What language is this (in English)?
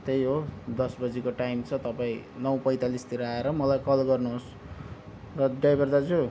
Nepali